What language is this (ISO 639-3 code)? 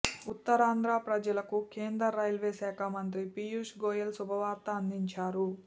tel